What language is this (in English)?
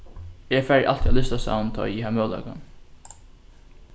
Faroese